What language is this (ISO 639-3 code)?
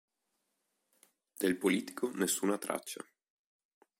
ita